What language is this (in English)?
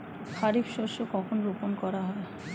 Bangla